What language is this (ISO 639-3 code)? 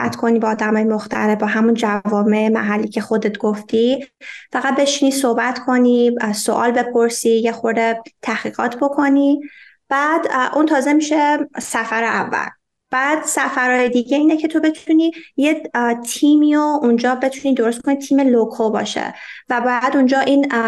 fas